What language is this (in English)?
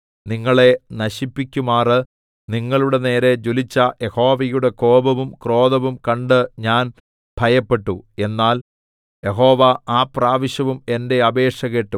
Malayalam